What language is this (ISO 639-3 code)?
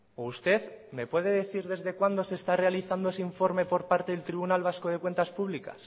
spa